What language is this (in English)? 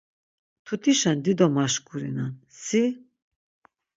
Laz